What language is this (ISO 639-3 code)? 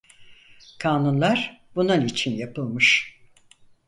tur